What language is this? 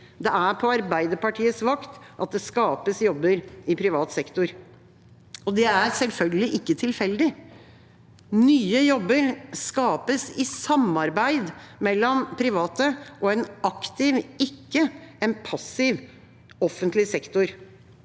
Norwegian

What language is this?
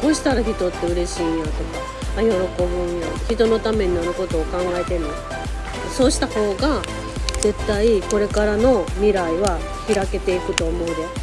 Japanese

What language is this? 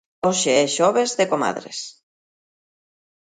Galician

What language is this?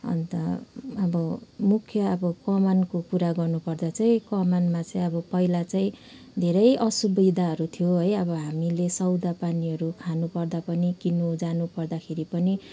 Nepali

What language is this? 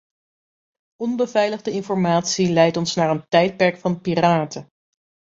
Dutch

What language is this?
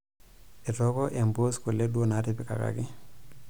Masai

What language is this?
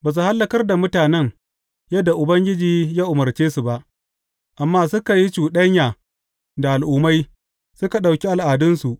Hausa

